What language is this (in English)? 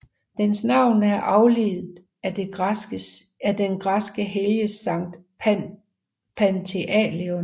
Danish